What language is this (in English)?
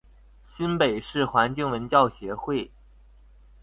Chinese